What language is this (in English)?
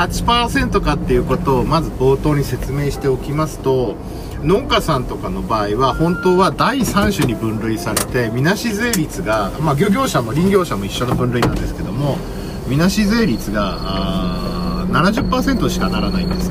Japanese